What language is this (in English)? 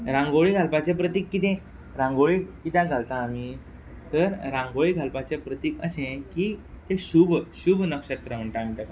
Konkani